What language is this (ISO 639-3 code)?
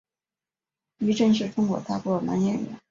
zho